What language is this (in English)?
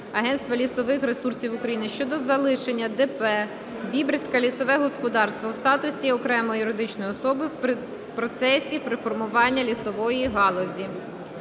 Ukrainian